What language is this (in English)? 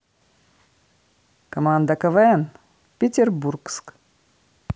Russian